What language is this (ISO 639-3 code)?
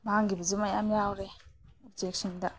mni